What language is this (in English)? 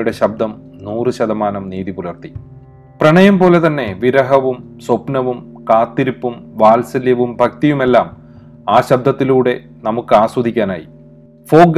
Malayalam